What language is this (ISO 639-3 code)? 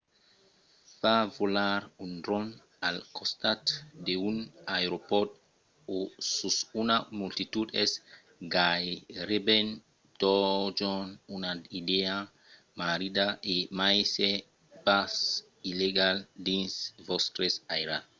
oci